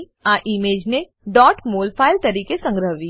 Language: Gujarati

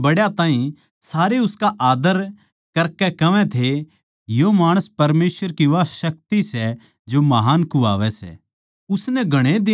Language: Haryanvi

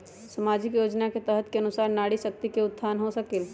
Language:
Magahi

